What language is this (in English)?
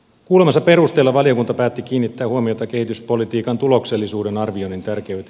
Finnish